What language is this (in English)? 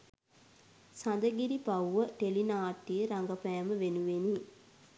Sinhala